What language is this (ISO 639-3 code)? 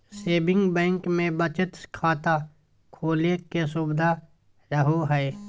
mag